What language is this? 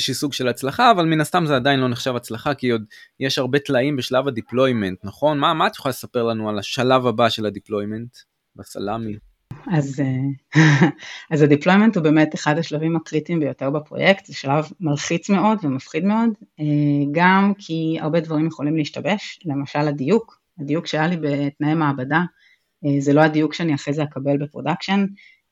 Hebrew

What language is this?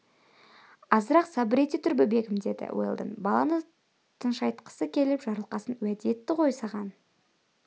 Kazakh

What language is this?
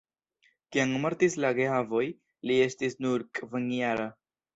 Esperanto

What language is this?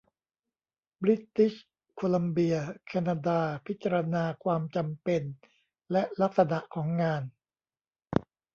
Thai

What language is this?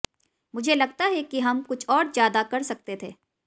Hindi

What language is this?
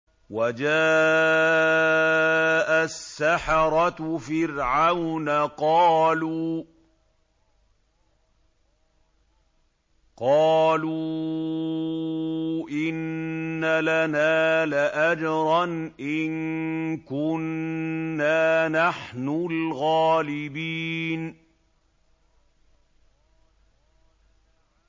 Arabic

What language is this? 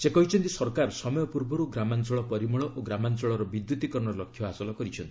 Odia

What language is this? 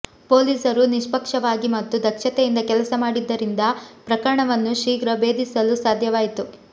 Kannada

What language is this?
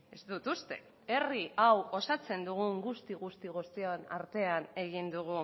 Basque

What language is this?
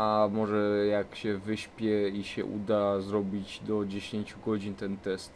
Polish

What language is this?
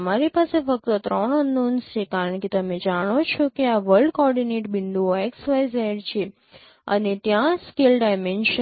Gujarati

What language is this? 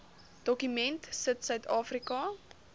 Afrikaans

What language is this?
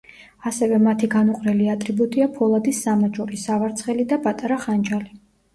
Georgian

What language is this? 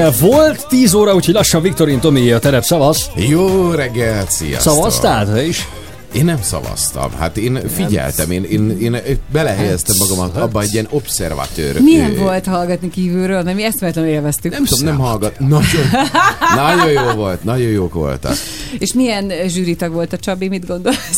Hungarian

